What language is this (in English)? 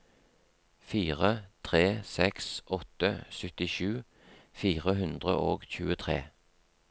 Norwegian